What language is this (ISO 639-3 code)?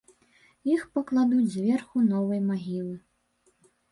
bel